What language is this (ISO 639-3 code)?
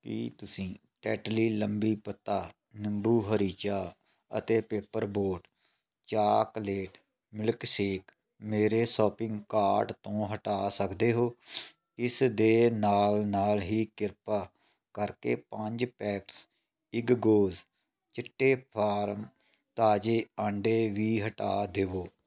pan